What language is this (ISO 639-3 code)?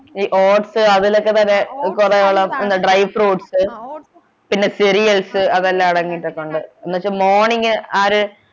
mal